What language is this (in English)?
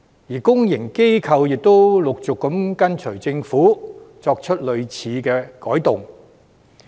Cantonese